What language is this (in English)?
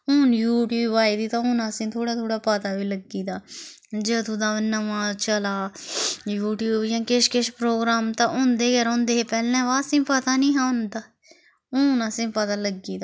Dogri